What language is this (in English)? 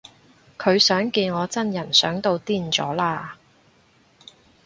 Cantonese